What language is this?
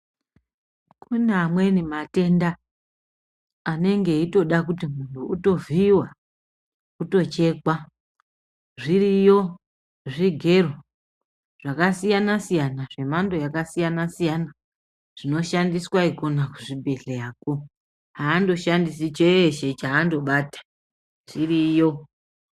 Ndau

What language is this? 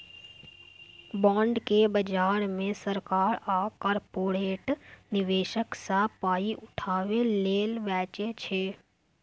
Maithili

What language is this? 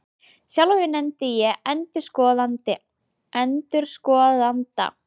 Icelandic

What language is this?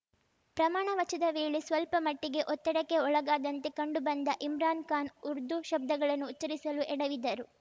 Kannada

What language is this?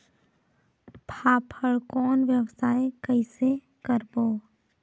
Chhattisgarhi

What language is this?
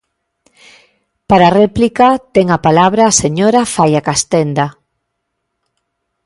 Galician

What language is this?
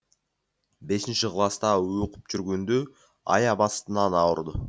Kazakh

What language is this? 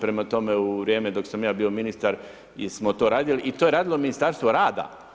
Croatian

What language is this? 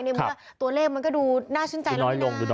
Thai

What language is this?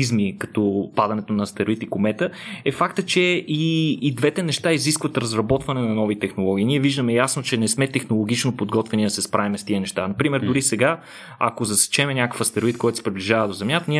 Bulgarian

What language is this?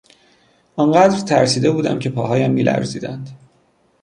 Persian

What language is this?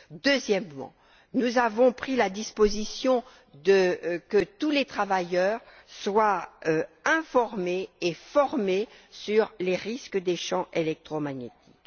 French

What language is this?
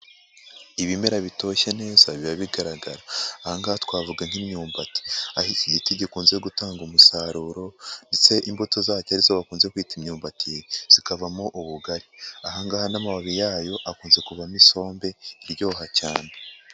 Kinyarwanda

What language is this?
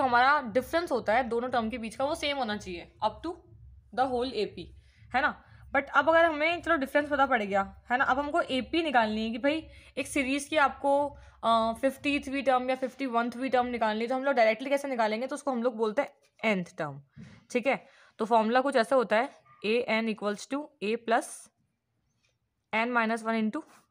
Hindi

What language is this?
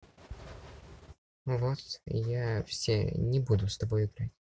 Russian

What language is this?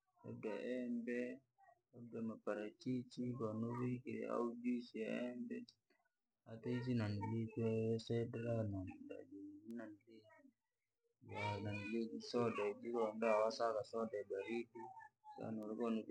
Langi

